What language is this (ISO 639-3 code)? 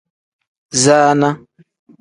kdh